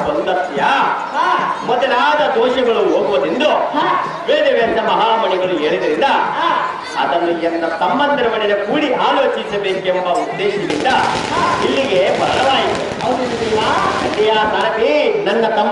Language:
Indonesian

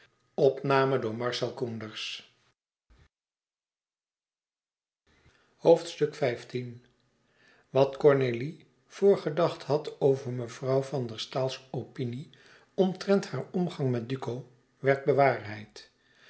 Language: Dutch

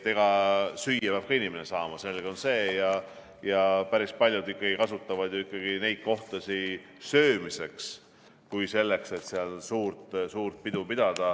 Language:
Estonian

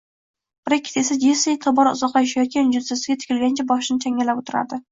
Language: Uzbek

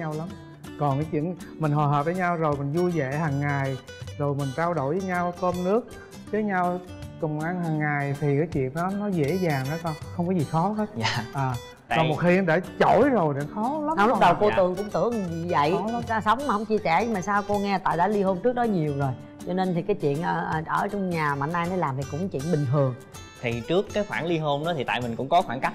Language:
Vietnamese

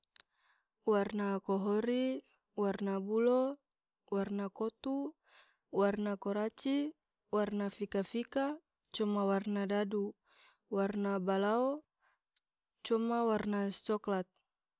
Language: Tidore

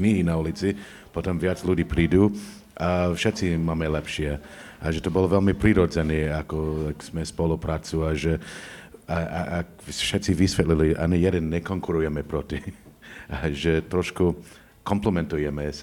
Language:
Slovak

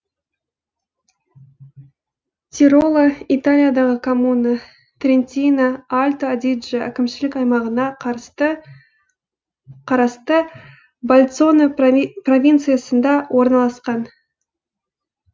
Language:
Kazakh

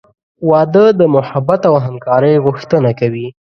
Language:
Pashto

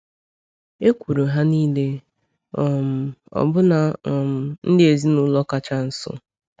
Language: Igbo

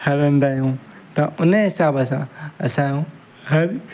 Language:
Sindhi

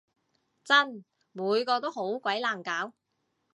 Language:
Cantonese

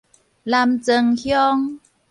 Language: Min Nan Chinese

